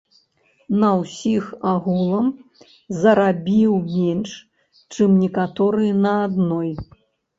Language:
Belarusian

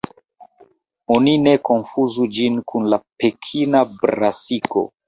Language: Esperanto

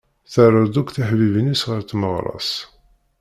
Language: Kabyle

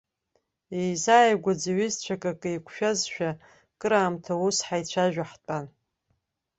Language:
Abkhazian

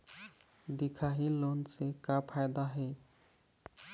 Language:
Chhattisgarhi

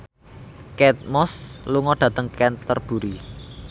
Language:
Javanese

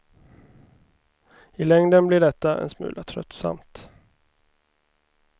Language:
Swedish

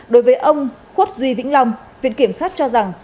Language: Vietnamese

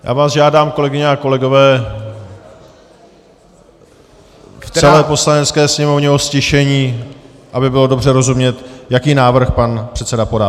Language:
Czech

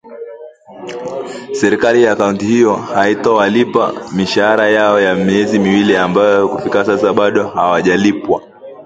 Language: Swahili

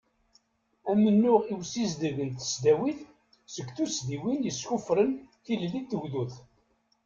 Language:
Kabyle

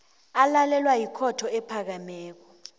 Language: South Ndebele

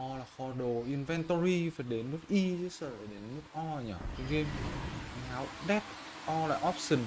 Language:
Vietnamese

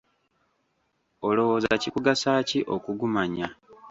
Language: Ganda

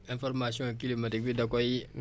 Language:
Wolof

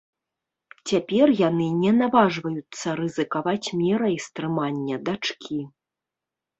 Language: Belarusian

